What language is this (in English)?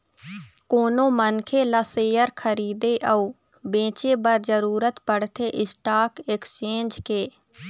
Chhattisgarhi